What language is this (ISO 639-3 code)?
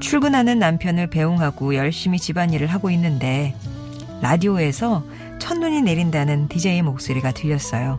kor